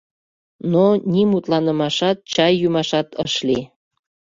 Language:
Mari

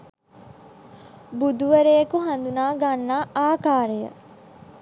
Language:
Sinhala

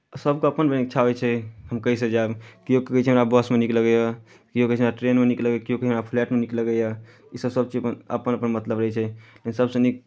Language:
Maithili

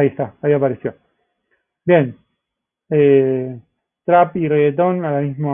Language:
Spanish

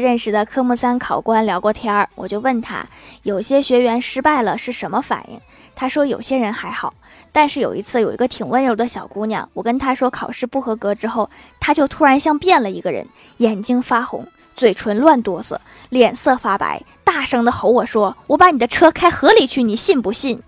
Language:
Chinese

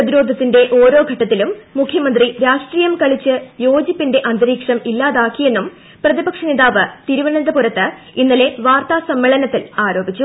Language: Malayalam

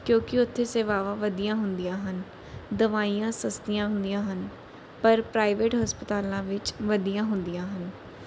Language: Punjabi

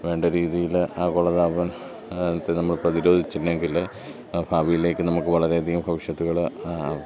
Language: Malayalam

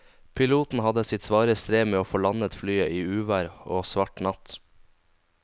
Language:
Norwegian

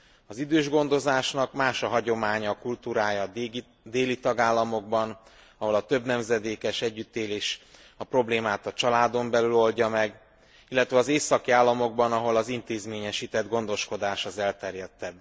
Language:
Hungarian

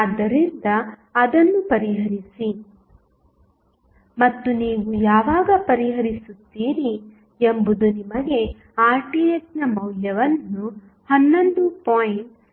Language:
Kannada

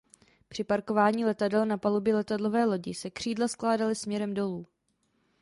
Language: Czech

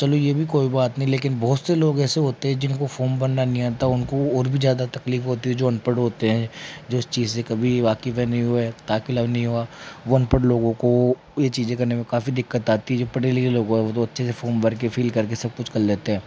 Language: Hindi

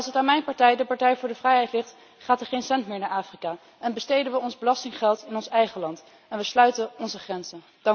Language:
Dutch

